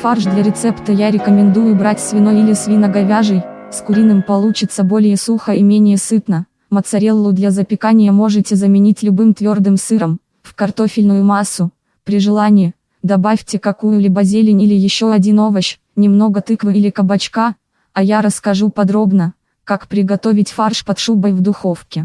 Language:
Russian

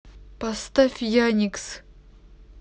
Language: Russian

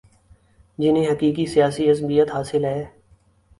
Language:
Urdu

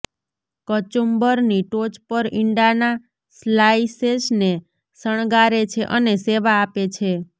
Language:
Gujarati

